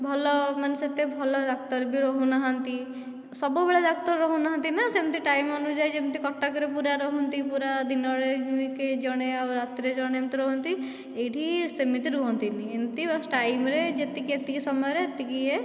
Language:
Odia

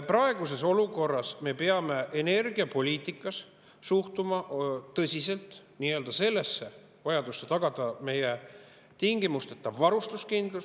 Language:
Estonian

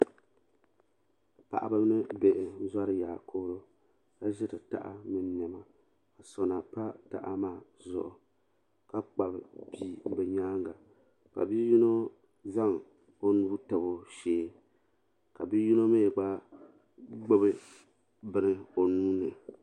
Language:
Dagbani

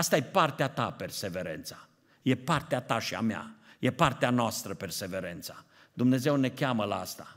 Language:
Romanian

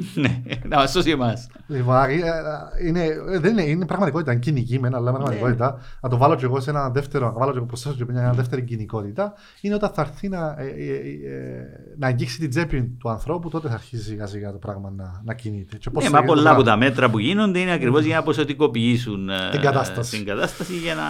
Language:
Greek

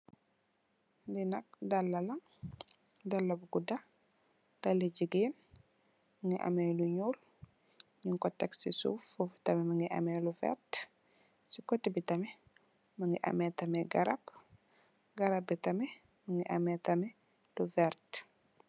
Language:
Wolof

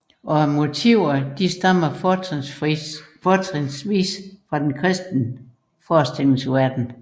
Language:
Danish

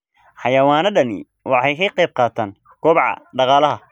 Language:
Somali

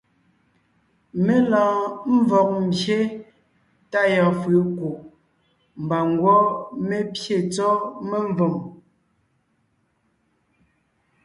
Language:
Ngiemboon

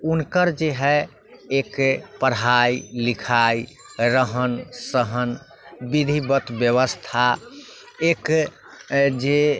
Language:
Maithili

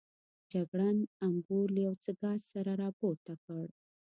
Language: Pashto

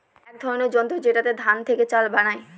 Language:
Bangla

